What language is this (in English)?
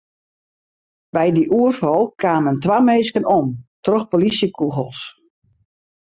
Western Frisian